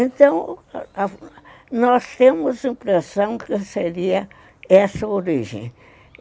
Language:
Portuguese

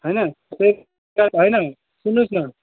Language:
Nepali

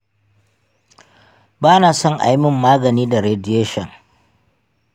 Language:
Hausa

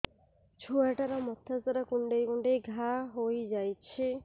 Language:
Odia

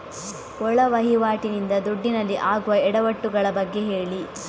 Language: Kannada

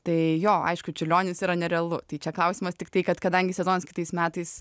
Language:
Lithuanian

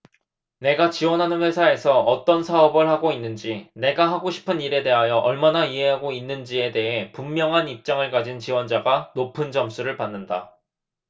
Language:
Korean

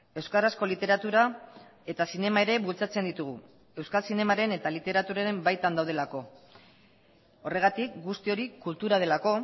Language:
Basque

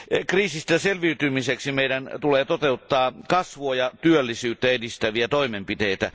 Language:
Finnish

